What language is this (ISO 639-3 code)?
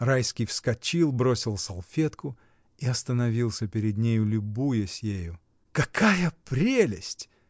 rus